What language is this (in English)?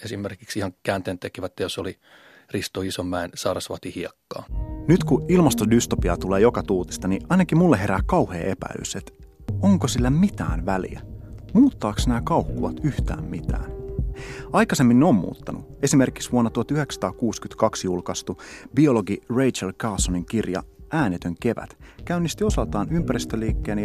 Finnish